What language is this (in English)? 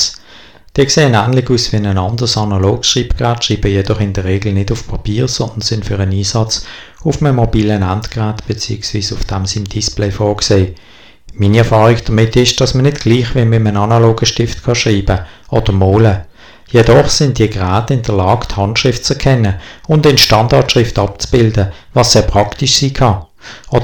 German